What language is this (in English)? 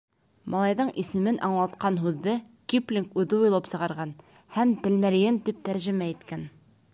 Bashkir